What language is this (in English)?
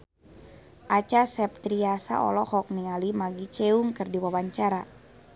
Sundanese